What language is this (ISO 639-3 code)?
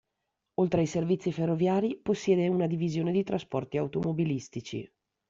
ita